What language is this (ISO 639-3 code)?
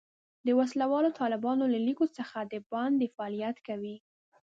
pus